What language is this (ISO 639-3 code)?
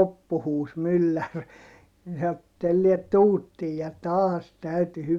fin